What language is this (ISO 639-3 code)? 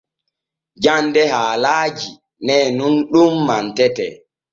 fue